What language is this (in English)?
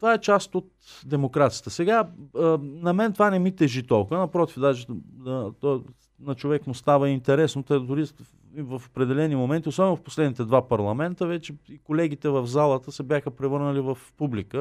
Bulgarian